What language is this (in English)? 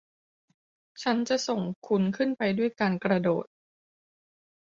Thai